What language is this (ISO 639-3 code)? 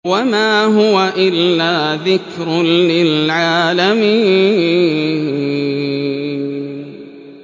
ara